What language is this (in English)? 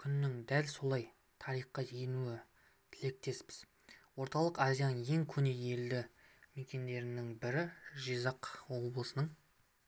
Kazakh